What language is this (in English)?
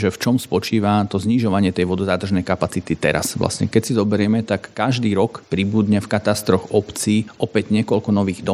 Slovak